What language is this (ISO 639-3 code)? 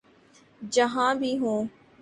urd